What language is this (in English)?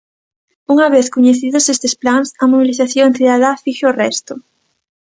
Galician